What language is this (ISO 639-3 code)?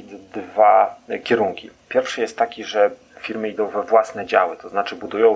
pol